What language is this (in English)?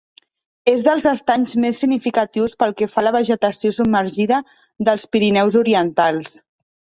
Catalan